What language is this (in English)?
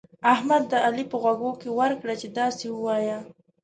Pashto